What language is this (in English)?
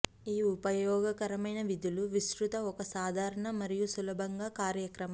Telugu